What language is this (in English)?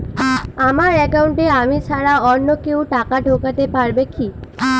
Bangla